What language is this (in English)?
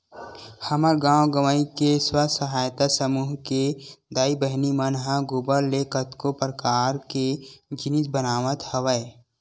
Chhattisgarhi